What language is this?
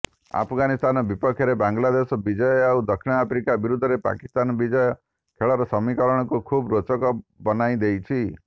Odia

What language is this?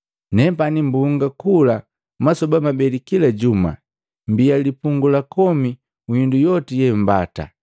Matengo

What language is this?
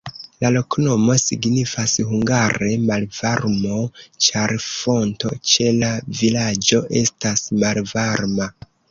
Esperanto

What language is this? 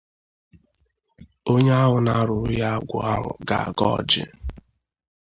Igbo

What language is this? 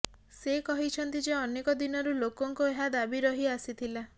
Odia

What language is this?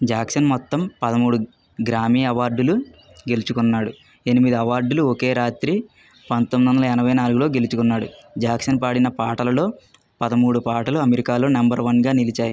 Telugu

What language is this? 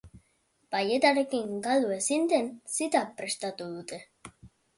Basque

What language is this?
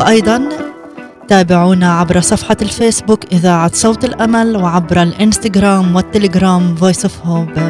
Arabic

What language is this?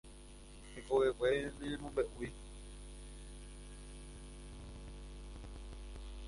Guarani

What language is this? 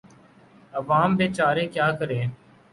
Urdu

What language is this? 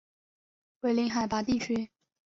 Chinese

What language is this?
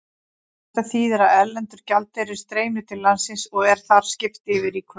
Icelandic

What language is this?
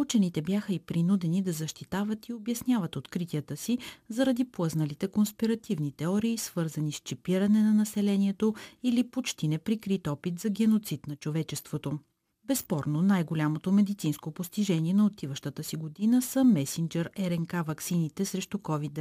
Bulgarian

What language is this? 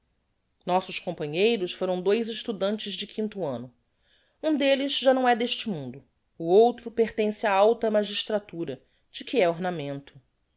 Portuguese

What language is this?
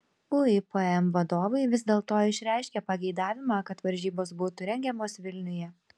Lithuanian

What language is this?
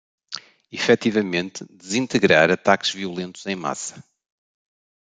Portuguese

